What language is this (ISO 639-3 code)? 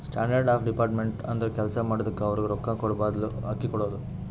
kan